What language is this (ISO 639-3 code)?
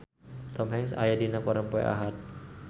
sun